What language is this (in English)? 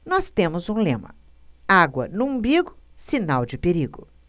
Portuguese